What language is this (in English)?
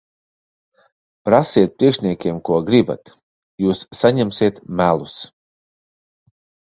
Latvian